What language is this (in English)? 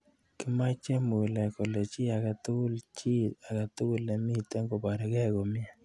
Kalenjin